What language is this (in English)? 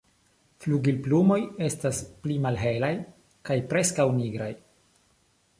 Esperanto